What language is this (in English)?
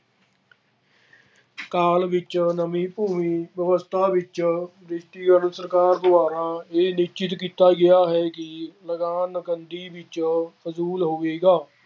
Punjabi